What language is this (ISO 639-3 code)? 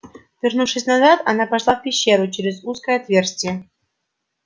rus